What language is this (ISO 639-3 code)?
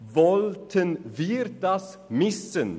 gsw